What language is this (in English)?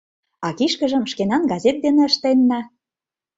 Mari